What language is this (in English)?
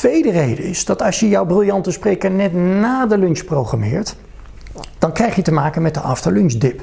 Dutch